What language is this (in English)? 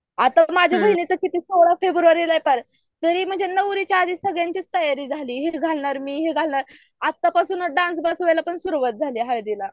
Marathi